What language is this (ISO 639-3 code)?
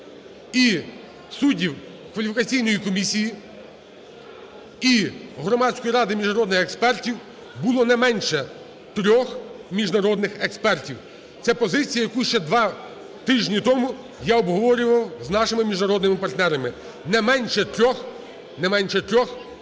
ukr